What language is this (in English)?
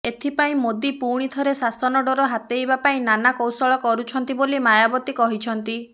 Odia